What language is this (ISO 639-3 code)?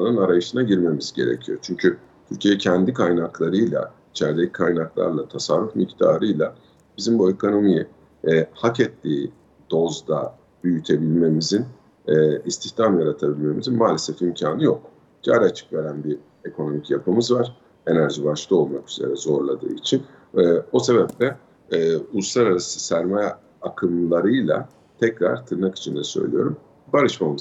tur